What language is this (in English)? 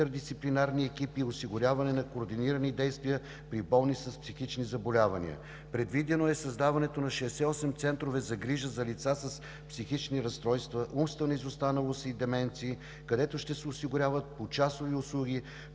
Bulgarian